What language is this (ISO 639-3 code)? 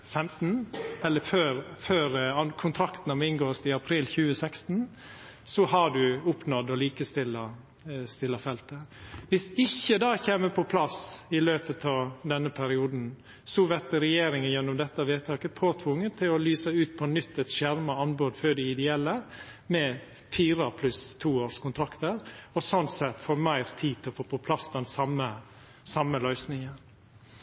nno